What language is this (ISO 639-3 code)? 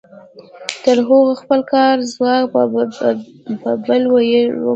pus